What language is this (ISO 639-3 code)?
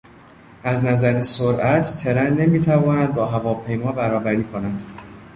fas